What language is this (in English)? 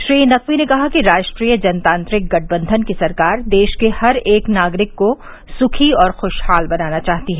Hindi